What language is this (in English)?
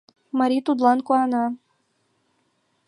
Mari